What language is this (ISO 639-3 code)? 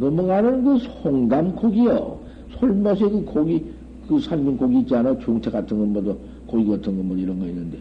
kor